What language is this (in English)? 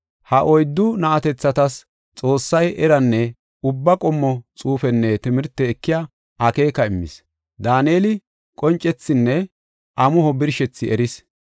Gofa